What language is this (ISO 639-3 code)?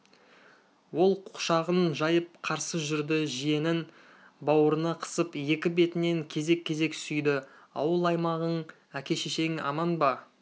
kaz